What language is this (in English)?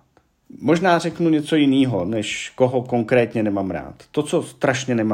Czech